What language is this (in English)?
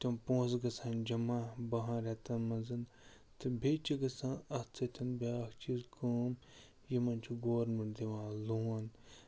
Kashmiri